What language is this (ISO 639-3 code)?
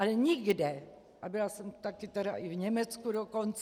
ces